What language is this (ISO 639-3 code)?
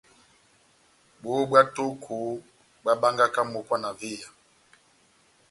bnm